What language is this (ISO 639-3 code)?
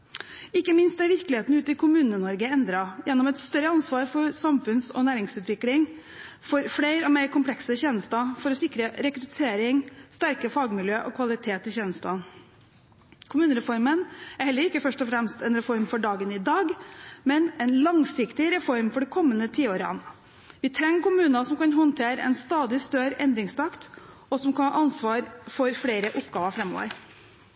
nob